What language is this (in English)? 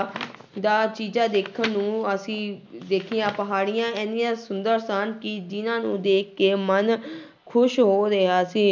Punjabi